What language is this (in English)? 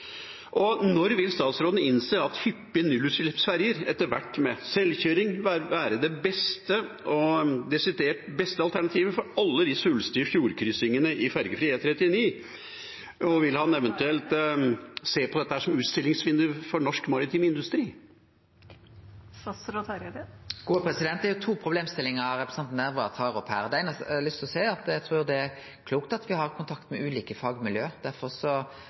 Norwegian